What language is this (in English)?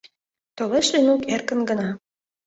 Mari